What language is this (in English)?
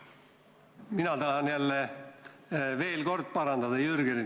Estonian